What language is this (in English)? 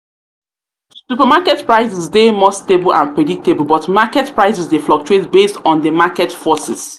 Nigerian Pidgin